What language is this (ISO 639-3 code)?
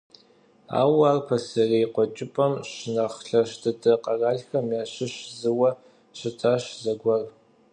kbd